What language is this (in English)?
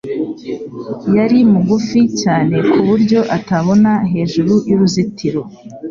Kinyarwanda